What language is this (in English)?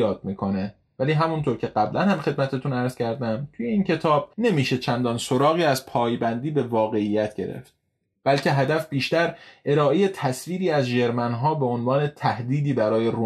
Persian